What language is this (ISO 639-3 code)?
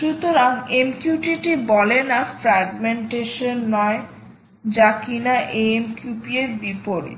ben